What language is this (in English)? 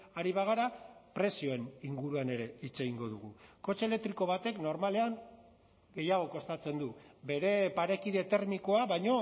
Basque